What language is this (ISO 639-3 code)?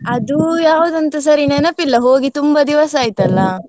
kan